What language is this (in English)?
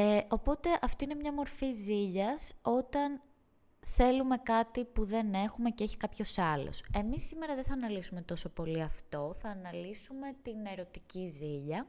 Greek